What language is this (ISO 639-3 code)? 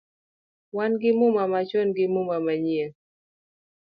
luo